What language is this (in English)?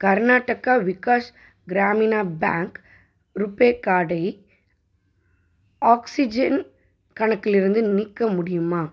Tamil